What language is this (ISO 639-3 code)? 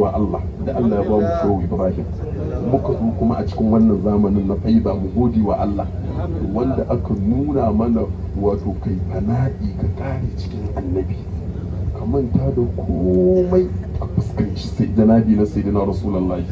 ara